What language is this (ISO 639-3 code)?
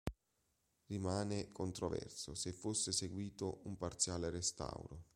ita